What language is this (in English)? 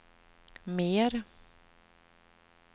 Swedish